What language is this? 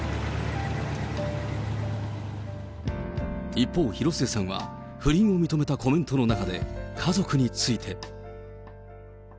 Japanese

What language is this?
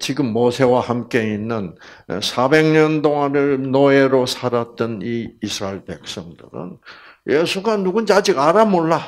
Korean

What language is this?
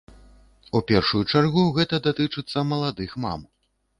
Belarusian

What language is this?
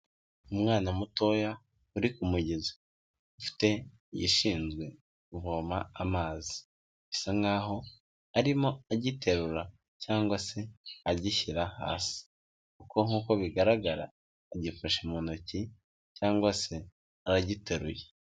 Kinyarwanda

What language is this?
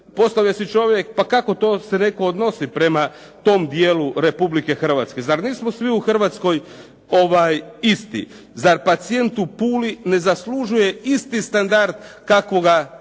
Croatian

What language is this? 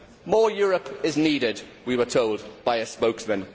English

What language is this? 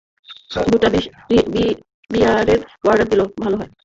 Bangla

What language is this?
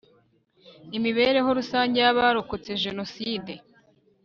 Kinyarwanda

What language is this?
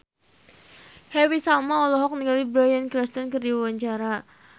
Sundanese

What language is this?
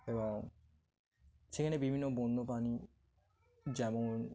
Bangla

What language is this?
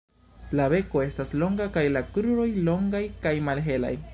Esperanto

